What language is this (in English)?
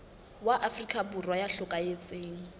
Southern Sotho